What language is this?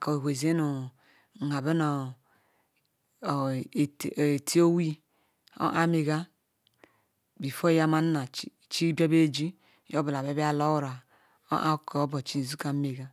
Ikwere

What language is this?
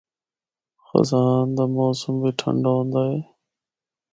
Northern Hindko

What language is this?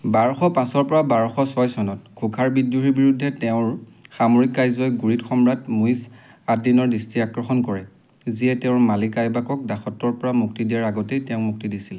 Assamese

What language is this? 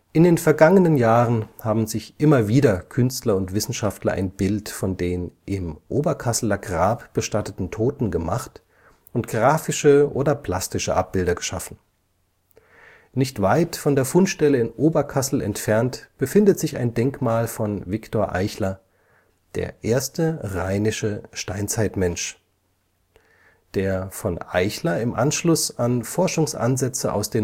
German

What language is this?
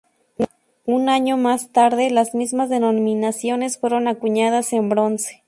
Spanish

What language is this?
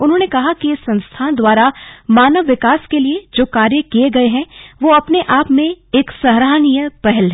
Hindi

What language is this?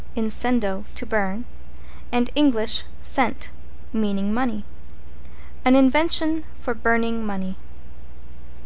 English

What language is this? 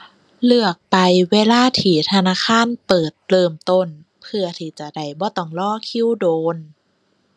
Thai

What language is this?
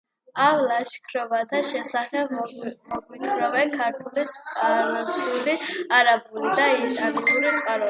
Georgian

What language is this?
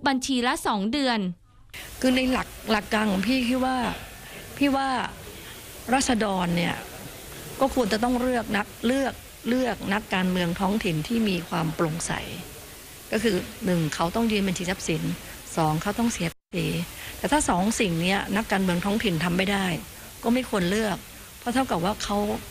Thai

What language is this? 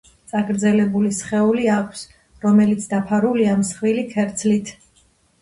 Georgian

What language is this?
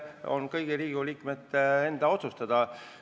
Estonian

